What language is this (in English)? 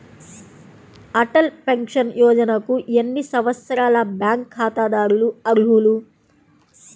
Telugu